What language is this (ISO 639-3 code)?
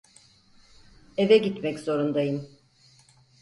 tur